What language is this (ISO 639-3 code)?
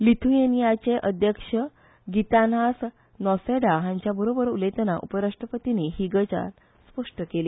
kok